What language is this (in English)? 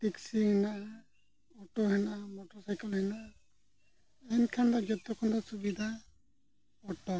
Santali